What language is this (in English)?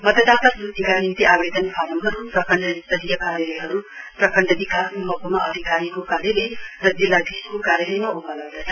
Nepali